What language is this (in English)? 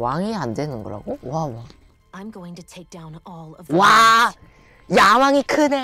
Korean